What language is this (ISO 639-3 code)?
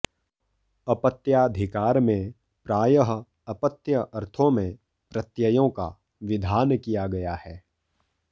san